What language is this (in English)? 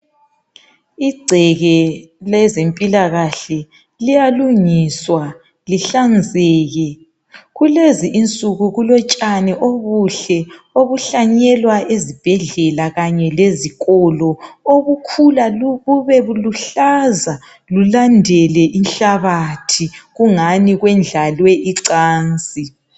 North Ndebele